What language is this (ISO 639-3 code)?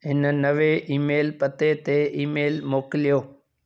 snd